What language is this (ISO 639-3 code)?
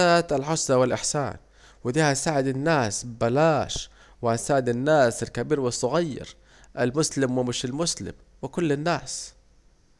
aec